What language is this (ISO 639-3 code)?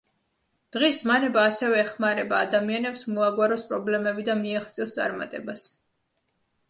kat